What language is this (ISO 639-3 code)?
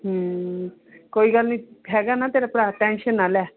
pan